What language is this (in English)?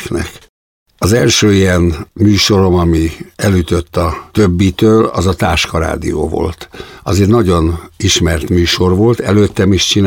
Hungarian